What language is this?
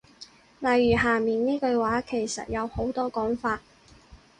Cantonese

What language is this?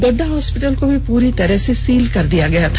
Hindi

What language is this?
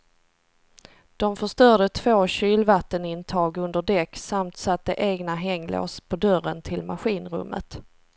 Swedish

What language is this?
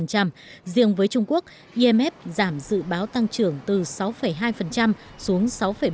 Vietnamese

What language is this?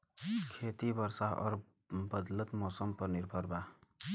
Bhojpuri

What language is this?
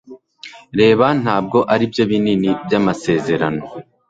Kinyarwanda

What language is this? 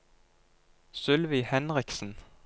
Norwegian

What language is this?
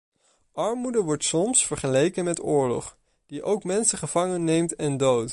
Dutch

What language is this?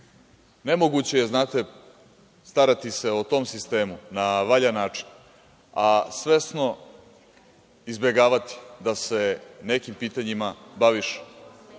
Serbian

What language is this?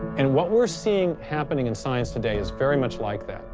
English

